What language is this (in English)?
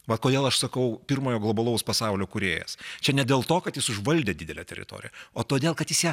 Lithuanian